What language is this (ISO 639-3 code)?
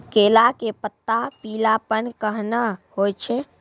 mai